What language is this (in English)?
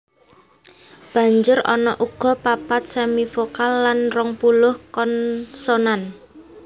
Javanese